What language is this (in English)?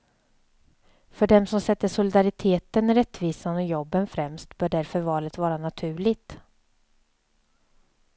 Swedish